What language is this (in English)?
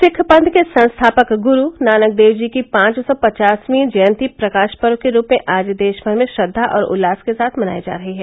Hindi